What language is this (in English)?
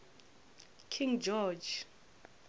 Northern Sotho